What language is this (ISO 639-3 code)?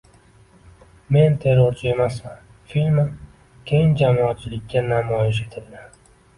uzb